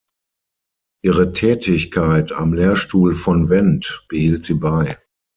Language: German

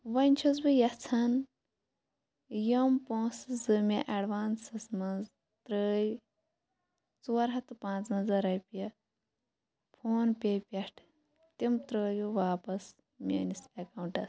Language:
Kashmiri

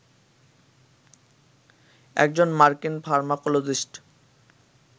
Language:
Bangla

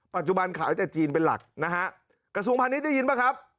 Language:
Thai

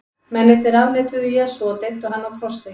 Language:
Icelandic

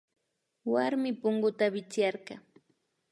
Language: Imbabura Highland Quichua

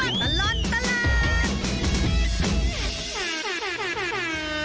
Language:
Thai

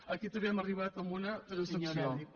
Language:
Catalan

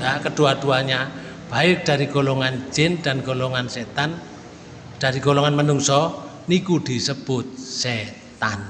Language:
Indonesian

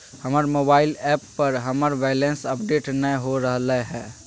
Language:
Magahi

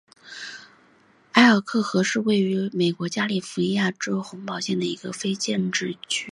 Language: Chinese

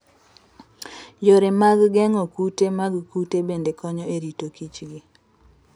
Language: Luo (Kenya and Tanzania)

